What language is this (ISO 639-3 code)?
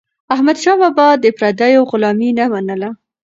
pus